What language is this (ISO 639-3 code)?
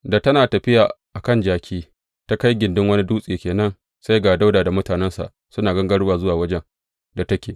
hau